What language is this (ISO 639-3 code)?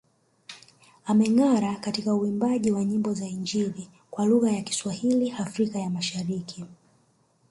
swa